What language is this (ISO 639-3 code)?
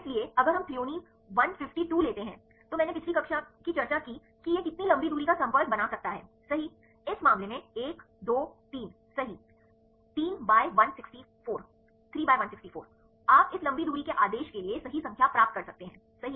hin